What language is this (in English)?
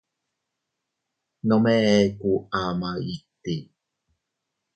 Teutila Cuicatec